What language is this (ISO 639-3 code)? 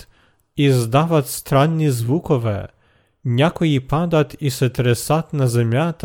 bul